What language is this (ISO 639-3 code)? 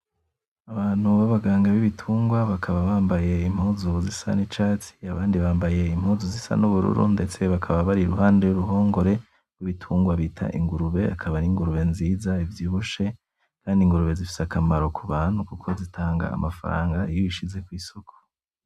run